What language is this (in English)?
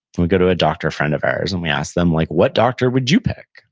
English